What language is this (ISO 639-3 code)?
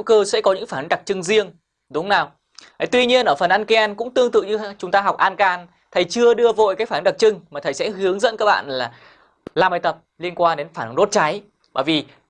vie